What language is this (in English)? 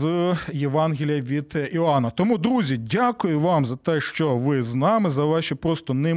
Ukrainian